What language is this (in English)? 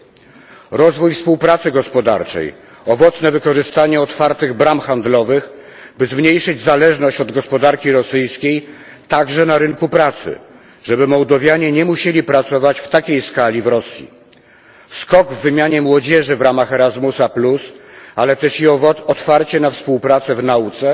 Polish